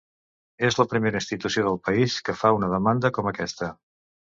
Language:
Catalan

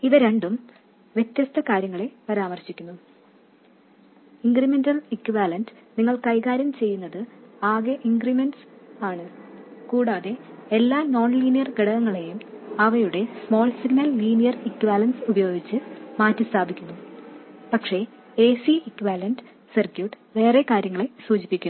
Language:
Malayalam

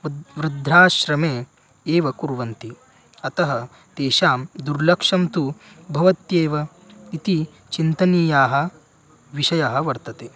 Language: Sanskrit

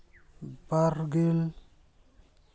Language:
Santali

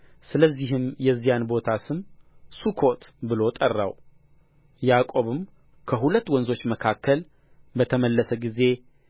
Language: Amharic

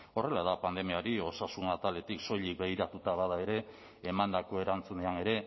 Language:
Basque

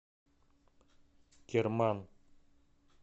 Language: Russian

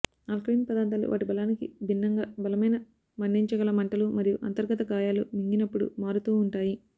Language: Telugu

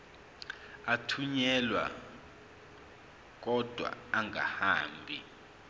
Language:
Zulu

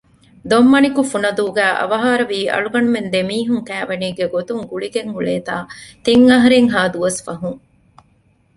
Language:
Divehi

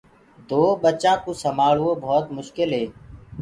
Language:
Gurgula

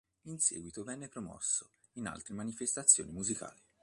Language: Italian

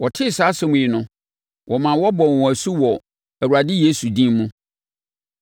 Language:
Akan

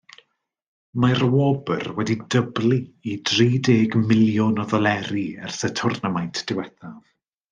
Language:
Welsh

